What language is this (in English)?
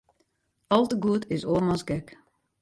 Western Frisian